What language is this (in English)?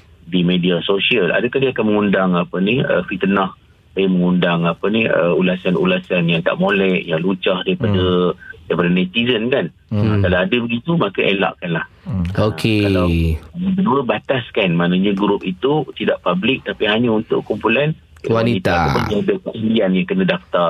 Malay